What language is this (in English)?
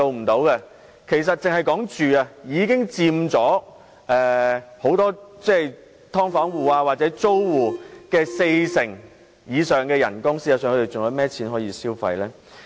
Cantonese